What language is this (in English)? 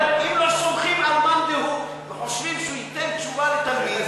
Hebrew